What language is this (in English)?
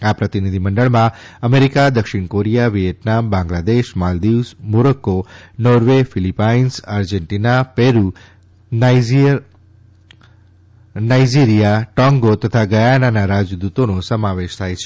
Gujarati